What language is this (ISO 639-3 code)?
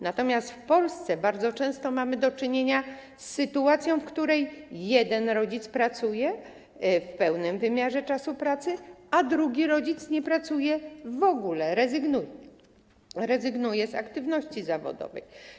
pol